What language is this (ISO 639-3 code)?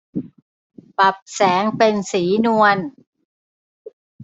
tha